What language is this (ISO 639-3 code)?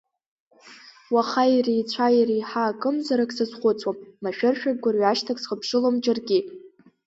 abk